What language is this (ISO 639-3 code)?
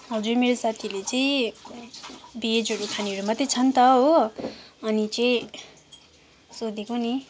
nep